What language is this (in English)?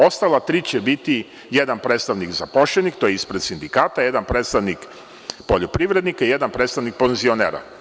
Serbian